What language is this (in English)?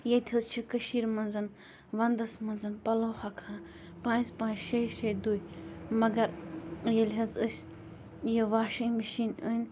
Kashmiri